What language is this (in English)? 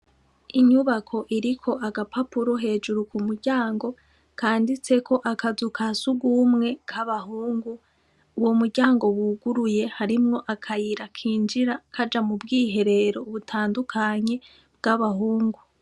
Rundi